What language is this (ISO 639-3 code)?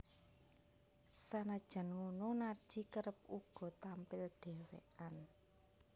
jav